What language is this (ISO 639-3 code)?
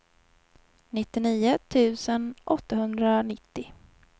swe